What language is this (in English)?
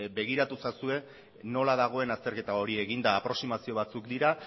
Basque